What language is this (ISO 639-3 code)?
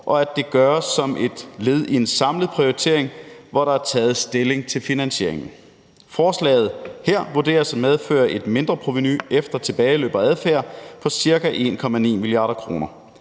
dan